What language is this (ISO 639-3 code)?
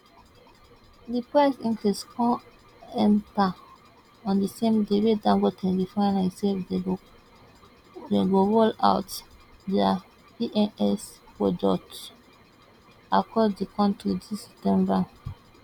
pcm